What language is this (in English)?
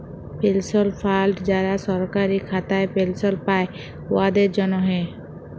Bangla